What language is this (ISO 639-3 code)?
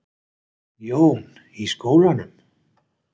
isl